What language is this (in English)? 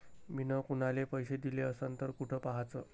Marathi